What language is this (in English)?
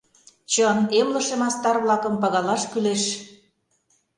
Mari